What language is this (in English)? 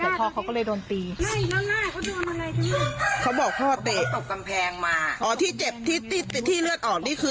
Thai